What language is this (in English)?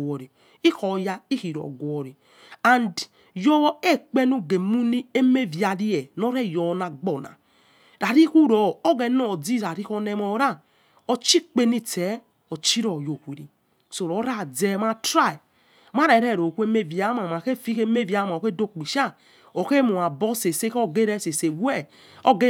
Yekhee